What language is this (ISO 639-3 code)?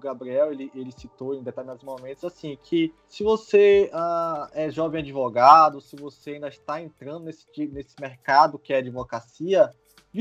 por